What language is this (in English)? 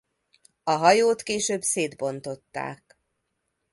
Hungarian